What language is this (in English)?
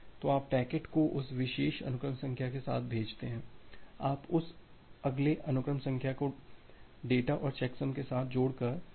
Hindi